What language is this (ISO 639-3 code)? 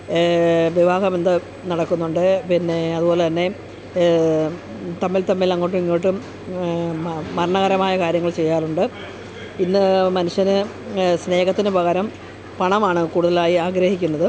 mal